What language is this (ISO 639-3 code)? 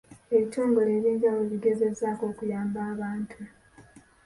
lug